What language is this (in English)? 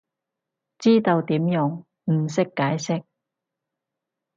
Cantonese